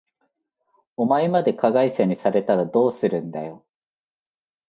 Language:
Japanese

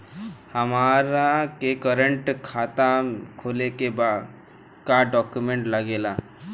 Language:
Bhojpuri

